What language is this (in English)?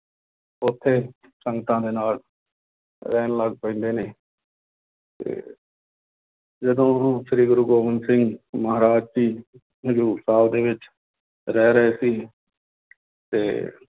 Punjabi